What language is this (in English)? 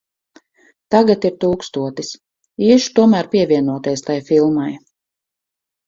Latvian